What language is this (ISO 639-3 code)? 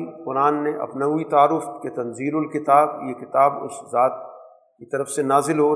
urd